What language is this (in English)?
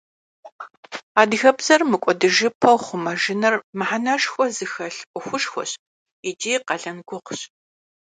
Kabardian